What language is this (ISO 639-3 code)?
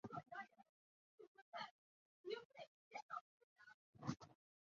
zho